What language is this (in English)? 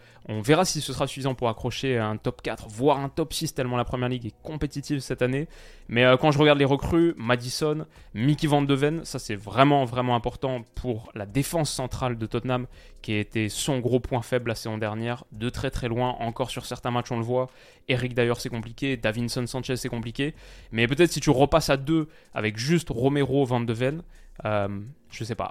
French